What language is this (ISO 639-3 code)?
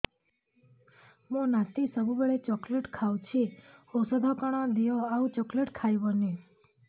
ori